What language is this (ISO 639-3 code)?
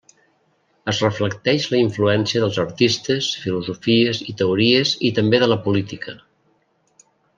cat